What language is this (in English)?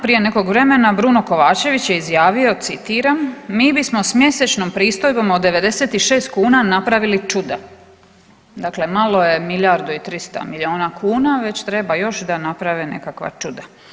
Croatian